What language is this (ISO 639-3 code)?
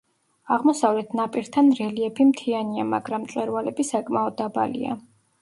kat